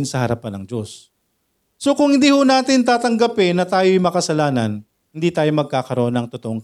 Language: Filipino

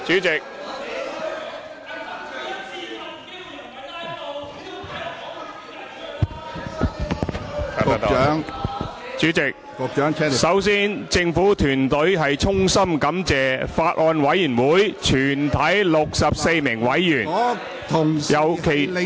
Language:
Cantonese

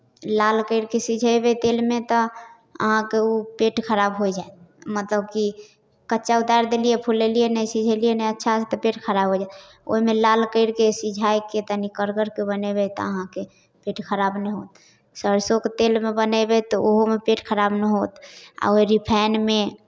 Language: Maithili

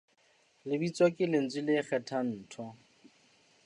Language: Southern Sotho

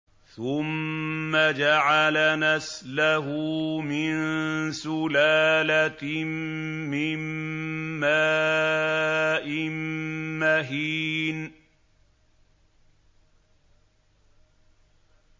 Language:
Arabic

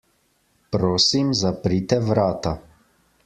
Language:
Slovenian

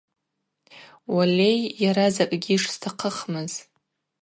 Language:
Abaza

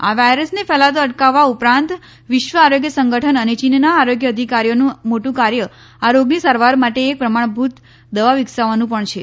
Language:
Gujarati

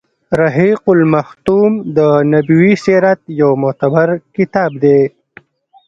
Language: Pashto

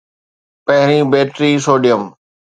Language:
Sindhi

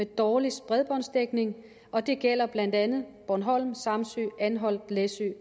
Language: Danish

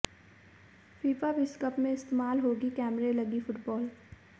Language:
Hindi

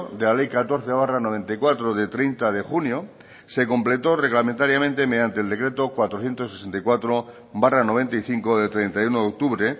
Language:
Spanish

